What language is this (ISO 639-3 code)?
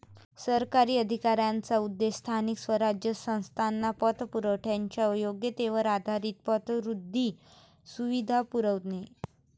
mar